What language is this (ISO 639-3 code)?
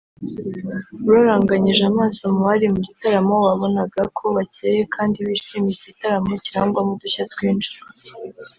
kin